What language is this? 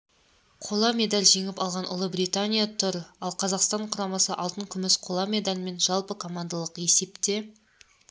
Kazakh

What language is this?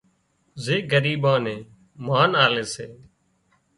Wadiyara Koli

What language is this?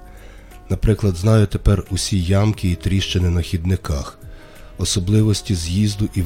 Ukrainian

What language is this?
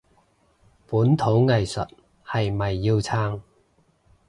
Cantonese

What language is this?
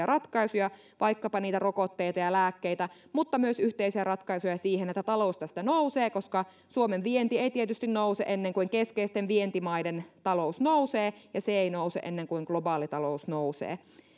Finnish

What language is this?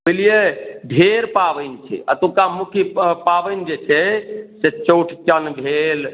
Maithili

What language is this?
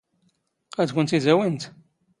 Standard Moroccan Tamazight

